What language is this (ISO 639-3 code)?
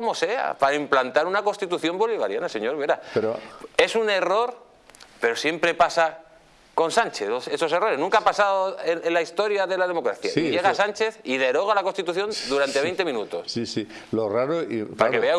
spa